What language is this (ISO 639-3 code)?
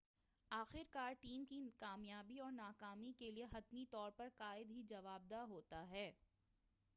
urd